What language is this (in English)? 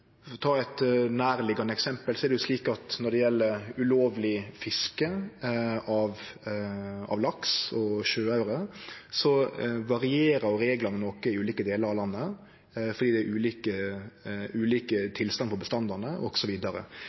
Norwegian Nynorsk